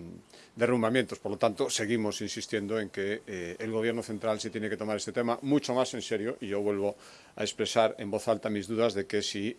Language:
Spanish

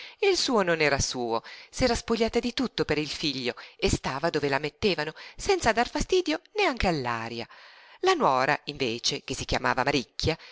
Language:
Italian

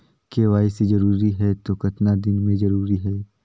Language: Chhattisgarhi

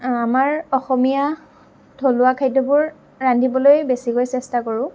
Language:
Assamese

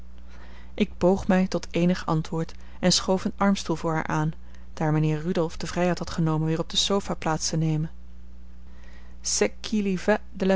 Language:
Dutch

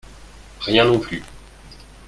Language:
French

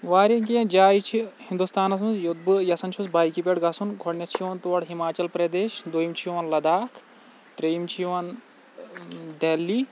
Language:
Kashmiri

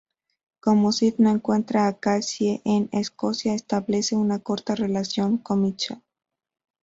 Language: Spanish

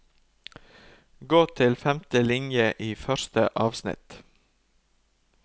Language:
Norwegian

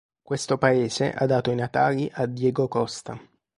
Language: Italian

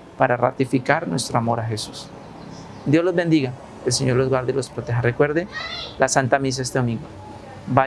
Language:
Spanish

